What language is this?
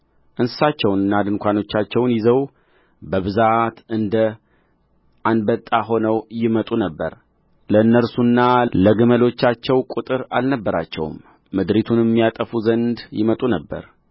Amharic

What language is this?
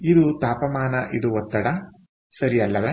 Kannada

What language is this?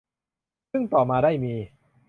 Thai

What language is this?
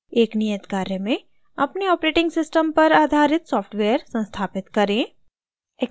Hindi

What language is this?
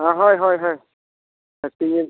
Santali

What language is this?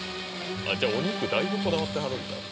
Japanese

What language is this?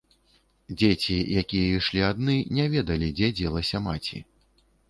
Belarusian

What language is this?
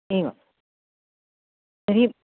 Sanskrit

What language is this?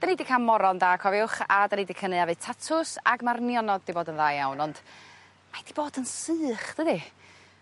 Welsh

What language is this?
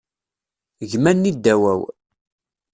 Kabyle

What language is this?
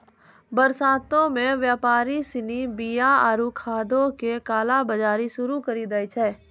Maithili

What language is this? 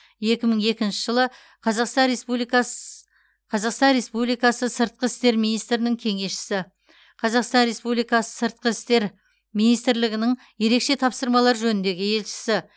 Kazakh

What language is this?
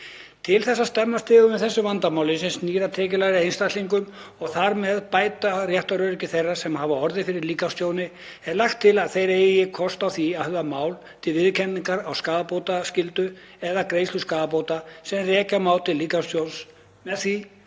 Icelandic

